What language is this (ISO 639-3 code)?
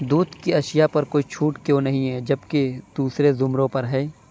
urd